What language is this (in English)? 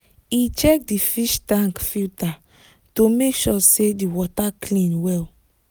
Nigerian Pidgin